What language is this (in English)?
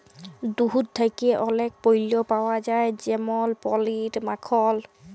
Bangla